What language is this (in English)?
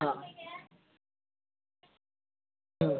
Marathi